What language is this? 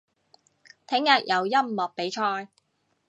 Cantonese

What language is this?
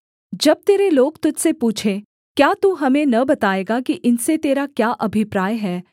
Hindi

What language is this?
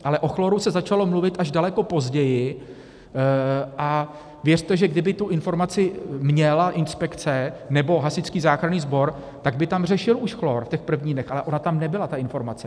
Czech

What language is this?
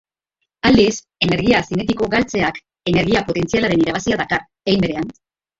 Basque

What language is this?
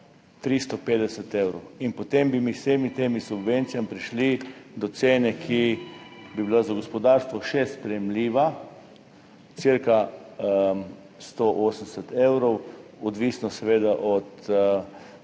Slovenian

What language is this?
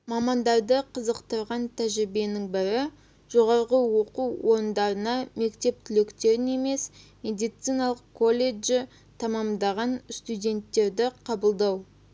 Kazakh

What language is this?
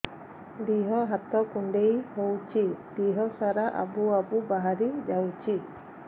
Odia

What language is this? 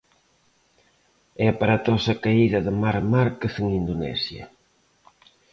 Galician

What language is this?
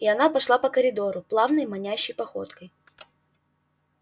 Russian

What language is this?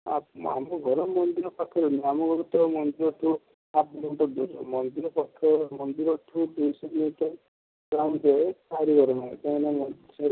Odia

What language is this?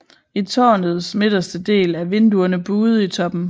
Danish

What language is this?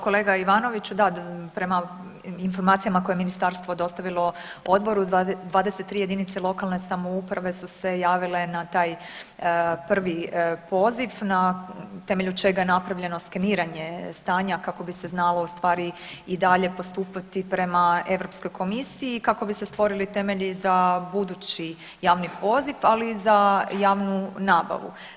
Croatian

